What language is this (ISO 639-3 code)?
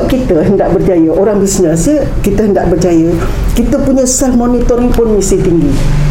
msa